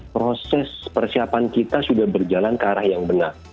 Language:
Indonesian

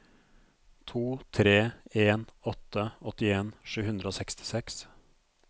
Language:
Norwegian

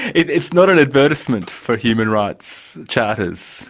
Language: English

